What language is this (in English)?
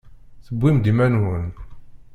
Kabyle